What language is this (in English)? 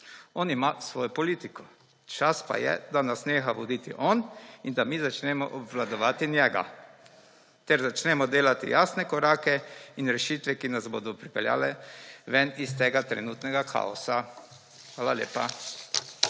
Slovenian